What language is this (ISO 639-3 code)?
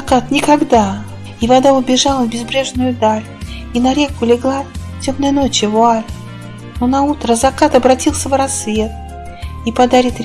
rus